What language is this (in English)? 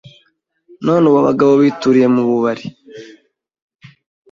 Kinyarwanda